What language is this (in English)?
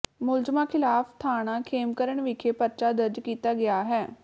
Punjabi